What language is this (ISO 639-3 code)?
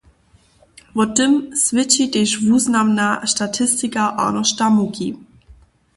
hsb